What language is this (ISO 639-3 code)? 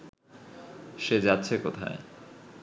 ben